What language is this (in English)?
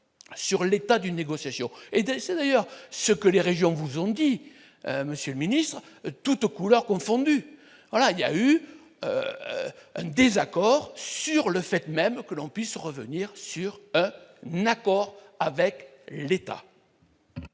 French